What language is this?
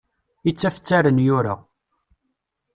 Kabyle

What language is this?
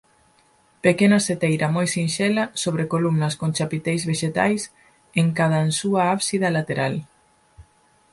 Galician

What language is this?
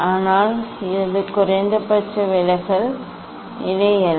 Tamil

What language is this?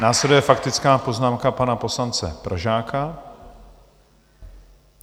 Czech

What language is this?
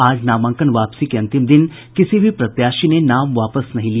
Hindi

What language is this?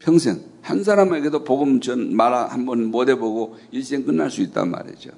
Korean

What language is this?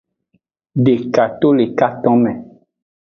Aja (Benin)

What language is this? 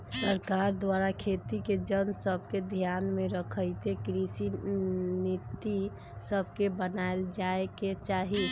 Magahi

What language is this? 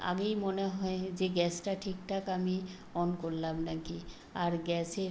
Bangla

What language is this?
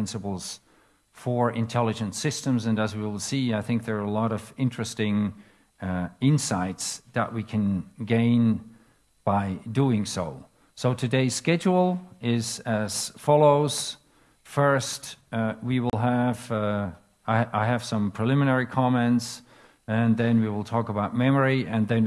English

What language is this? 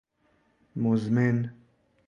Persian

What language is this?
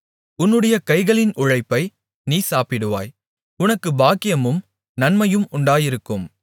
Tamil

